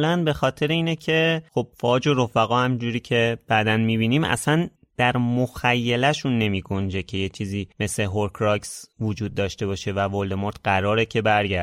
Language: Persian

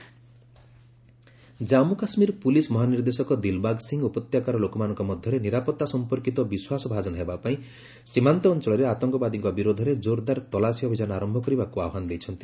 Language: Odia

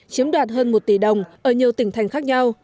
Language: Vietnamese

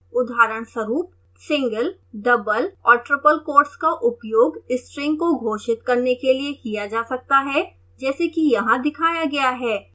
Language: Hindi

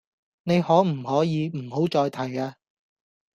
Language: Cantonese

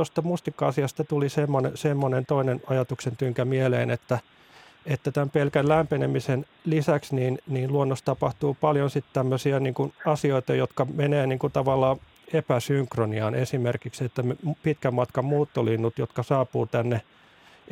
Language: Finnish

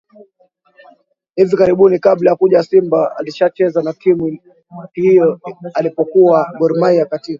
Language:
Swahili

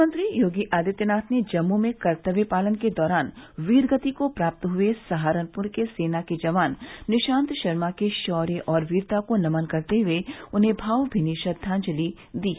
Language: Hindi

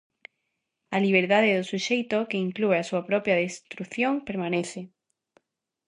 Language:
Galician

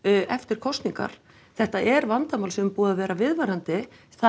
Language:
Icelandic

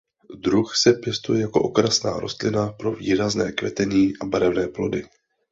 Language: Czech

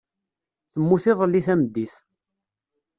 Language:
Kabyle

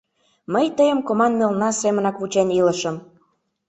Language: Mari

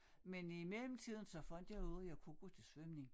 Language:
Danish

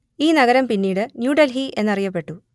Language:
Malayalam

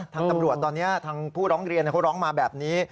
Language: Thai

